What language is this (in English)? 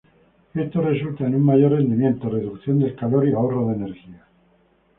Spanish